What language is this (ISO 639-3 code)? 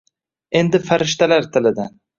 uzb